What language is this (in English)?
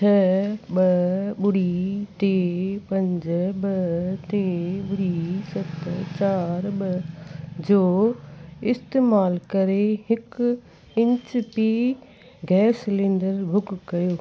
Sindhi